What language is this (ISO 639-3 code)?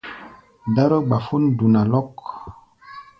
gba